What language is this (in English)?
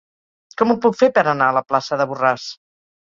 Catalan